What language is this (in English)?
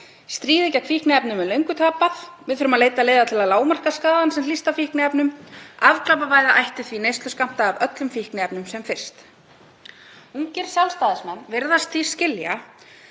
Icelandic